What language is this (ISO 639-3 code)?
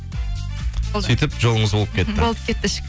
kaz